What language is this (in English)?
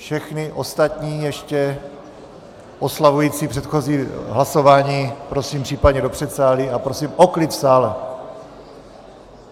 Czech